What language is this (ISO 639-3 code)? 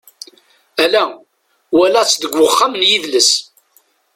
kab